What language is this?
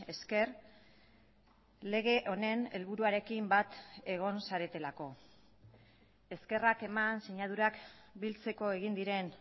Basque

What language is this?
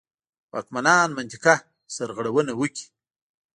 Pashto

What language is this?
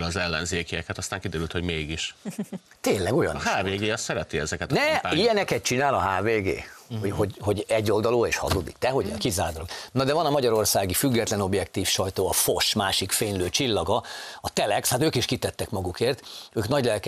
Hungarian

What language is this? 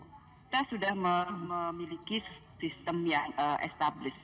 Indonesian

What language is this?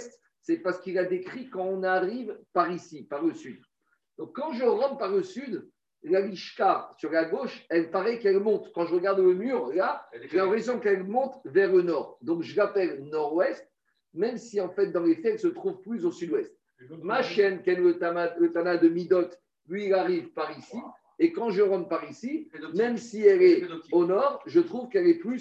French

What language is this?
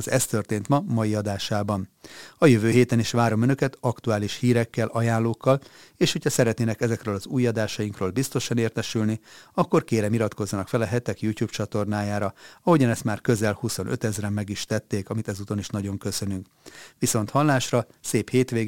Hungarian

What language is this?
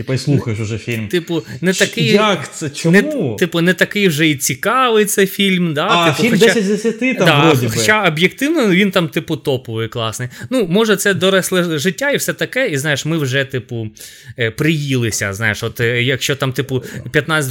Ukrainian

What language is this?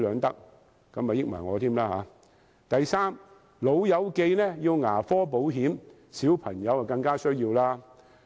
Cantonese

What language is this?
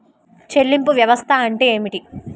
Telugu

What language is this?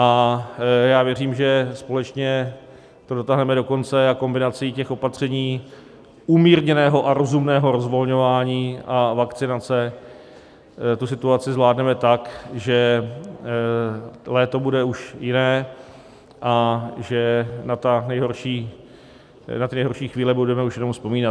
Czech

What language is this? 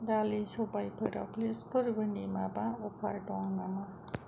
Bodo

